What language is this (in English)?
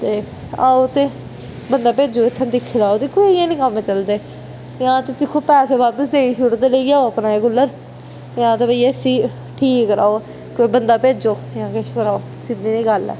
Dogri